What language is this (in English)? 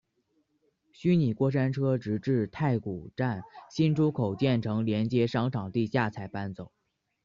Chinese